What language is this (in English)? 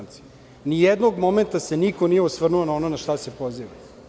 Serbian